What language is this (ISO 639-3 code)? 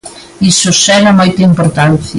glg